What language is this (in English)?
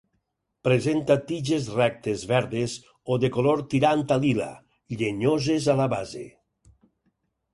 Catalan